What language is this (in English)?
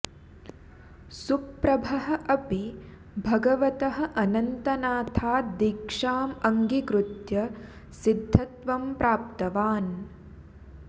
Sanskrit